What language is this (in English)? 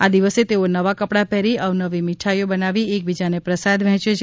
Gujarati